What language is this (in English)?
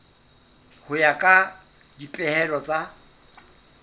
Southern Sotho